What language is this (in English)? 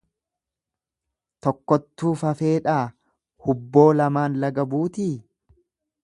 Oromo